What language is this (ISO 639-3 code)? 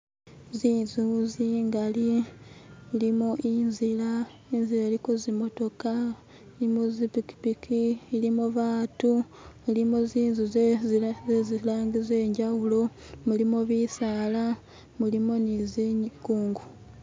myx